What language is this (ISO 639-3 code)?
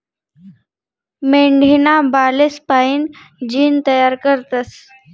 mar